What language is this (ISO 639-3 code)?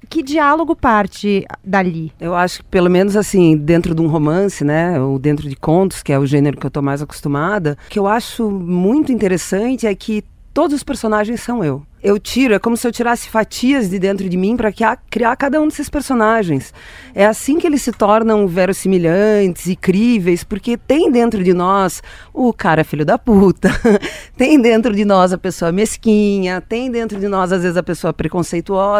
por